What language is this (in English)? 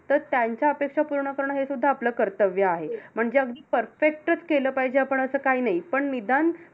Marathi